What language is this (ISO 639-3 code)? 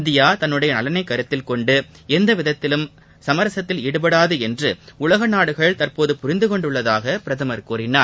tam